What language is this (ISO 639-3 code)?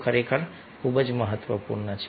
guj